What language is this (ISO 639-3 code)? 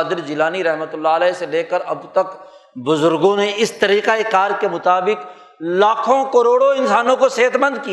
urd